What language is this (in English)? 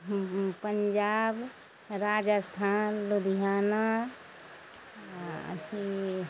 Maithili